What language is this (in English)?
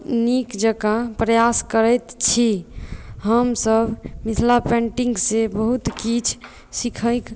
Maithili